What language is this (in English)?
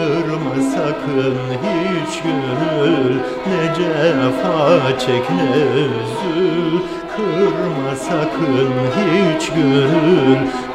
Turkish